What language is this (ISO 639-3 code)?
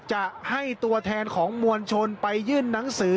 tha